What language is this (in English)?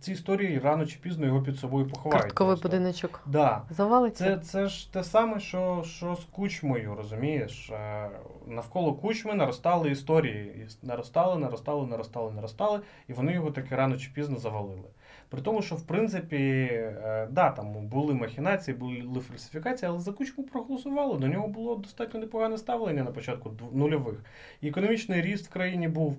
Ukrainian